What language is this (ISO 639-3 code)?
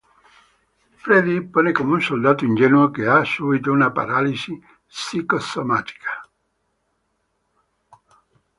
ita